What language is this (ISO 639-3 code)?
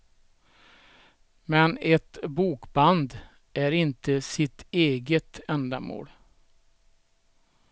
swe